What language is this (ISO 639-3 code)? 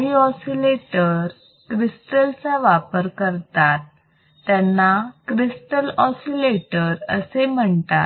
mar